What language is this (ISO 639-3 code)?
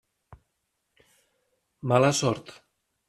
cat